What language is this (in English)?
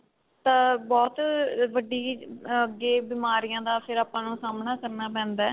Punjabi